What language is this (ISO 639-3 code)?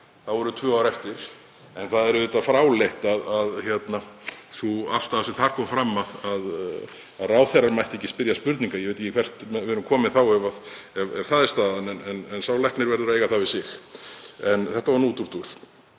isl